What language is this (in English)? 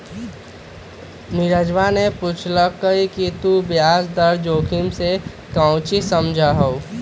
Magahi